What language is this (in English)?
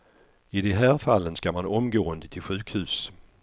Swedish